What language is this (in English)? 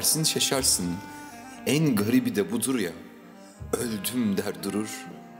Turkish